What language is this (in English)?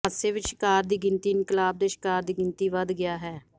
Punjabi